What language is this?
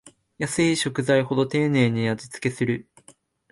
Japanese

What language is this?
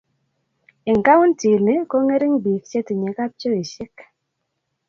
Kalenjin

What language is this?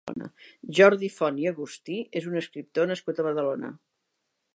Catalan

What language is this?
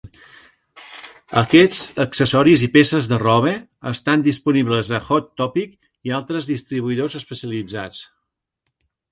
Catalan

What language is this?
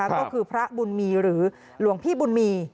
Thai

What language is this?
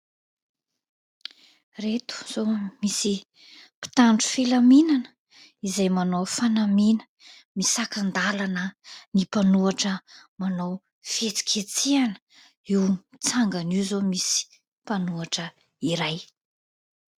Malagasy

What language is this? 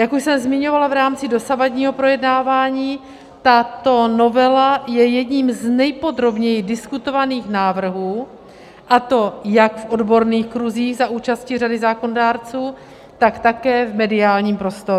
Czech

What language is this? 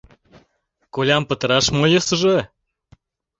Mari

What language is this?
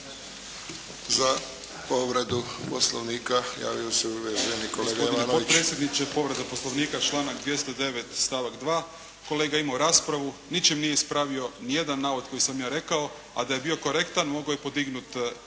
Croatian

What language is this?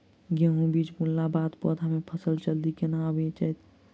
Maithili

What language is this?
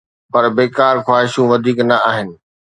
Sindhi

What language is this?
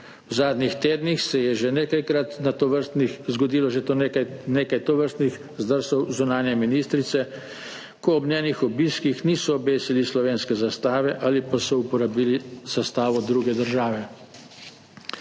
Slovenian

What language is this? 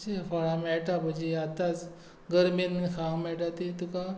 Konkani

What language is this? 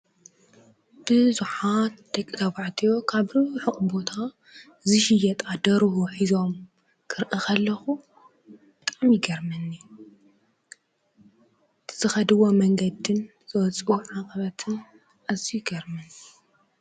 Tigrinya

